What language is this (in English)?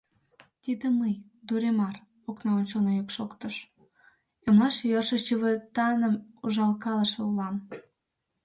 Mari